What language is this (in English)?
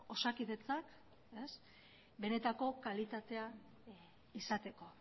Basque